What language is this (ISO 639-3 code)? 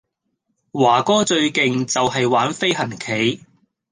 yue